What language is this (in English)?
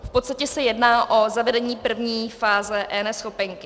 Czech